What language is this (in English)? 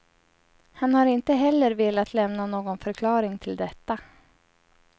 Swedish